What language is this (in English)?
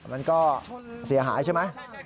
Thai